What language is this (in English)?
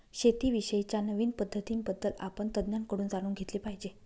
Marathi